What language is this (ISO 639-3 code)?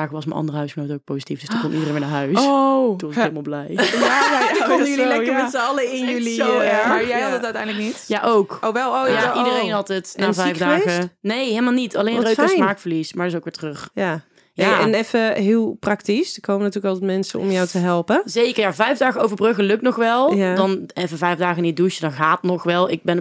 nld